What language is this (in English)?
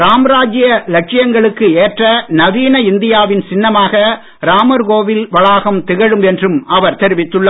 Tamil